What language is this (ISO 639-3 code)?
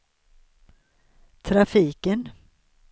swe